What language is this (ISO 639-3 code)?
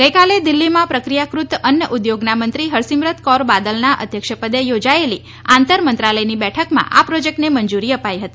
guj